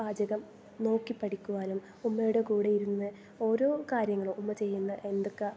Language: Malayalam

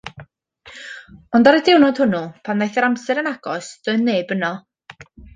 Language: Welsh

